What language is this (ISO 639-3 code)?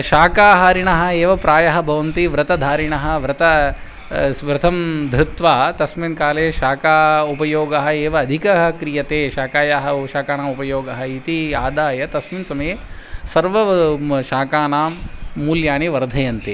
san